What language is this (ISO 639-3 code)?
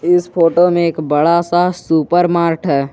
hin